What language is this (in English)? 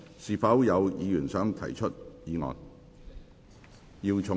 Cantonese